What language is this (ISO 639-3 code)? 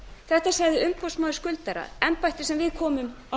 isl